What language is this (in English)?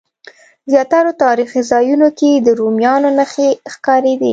Pashto